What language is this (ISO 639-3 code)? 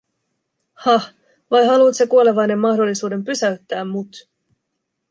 fin